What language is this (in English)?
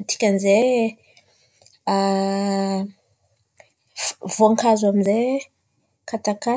Antankarana Malagasy